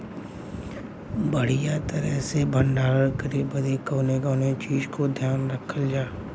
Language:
Bhojpuri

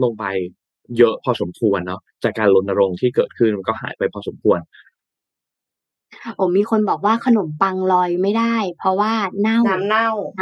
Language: Thai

